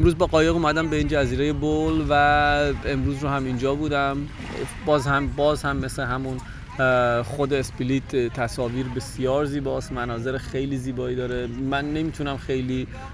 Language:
Persian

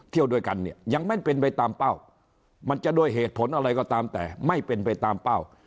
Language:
Thai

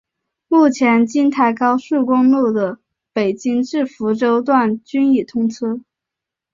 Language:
Chinese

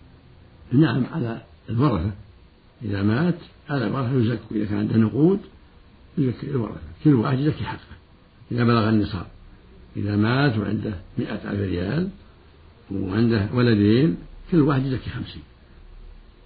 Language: Arabic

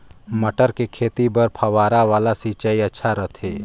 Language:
Chhattisgarhi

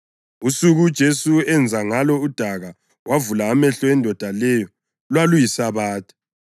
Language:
North Ndebele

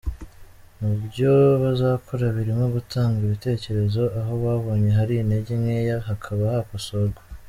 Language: Kinyarwanda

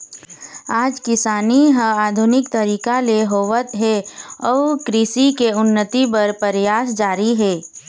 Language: Chhattisgarhi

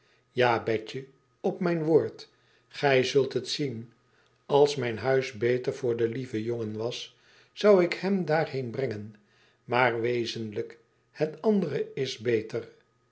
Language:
Dutch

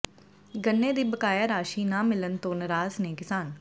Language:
Punjabi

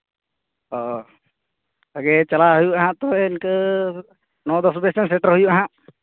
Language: Santali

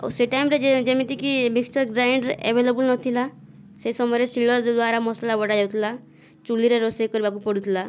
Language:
Odia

